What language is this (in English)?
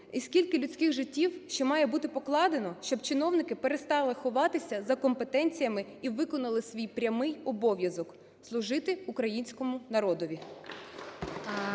Ukrainian